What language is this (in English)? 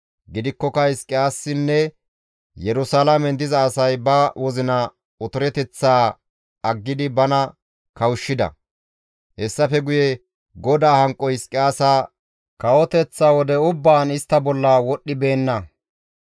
Gamo